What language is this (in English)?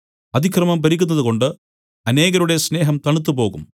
Malayalam